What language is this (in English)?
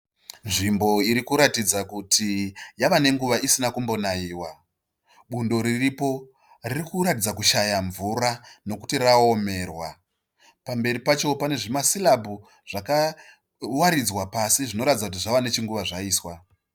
Shona